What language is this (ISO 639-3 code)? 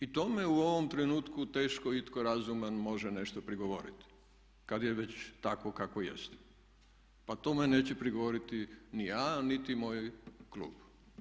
hrv